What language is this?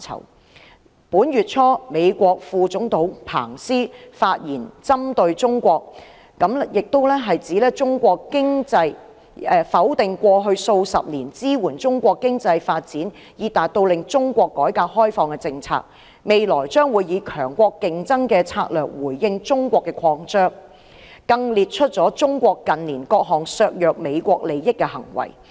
Cantonese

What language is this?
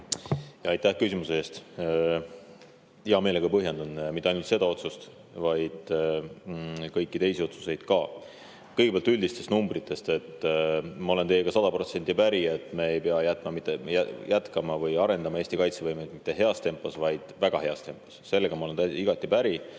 Estonian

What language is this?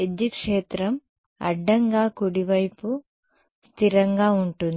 Telugu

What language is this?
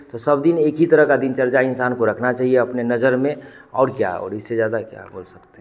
Hindi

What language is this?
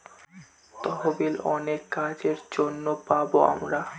Bangla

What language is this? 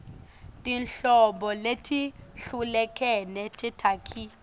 Swati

